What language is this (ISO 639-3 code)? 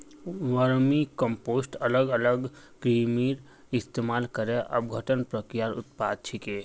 mag